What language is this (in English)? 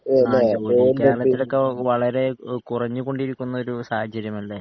Malayalam